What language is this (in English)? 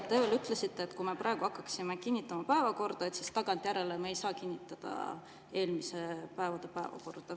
Estonian